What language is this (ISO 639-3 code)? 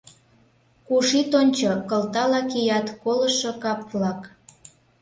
chm